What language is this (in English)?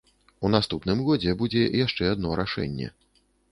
Belarusian